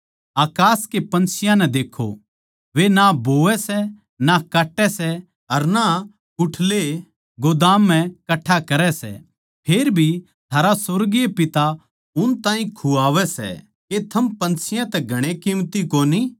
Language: Haryanvi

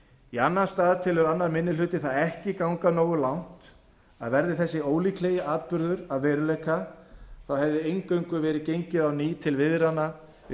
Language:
Icelandic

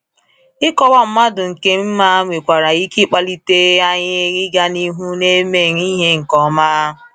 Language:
Igbo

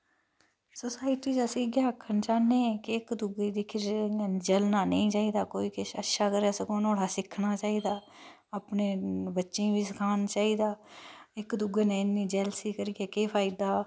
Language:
Dogri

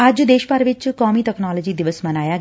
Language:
Punjabi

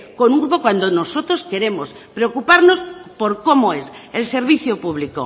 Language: Spanish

